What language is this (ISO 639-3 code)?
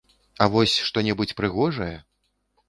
bel